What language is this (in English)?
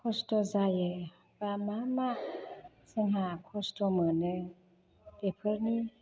Bodo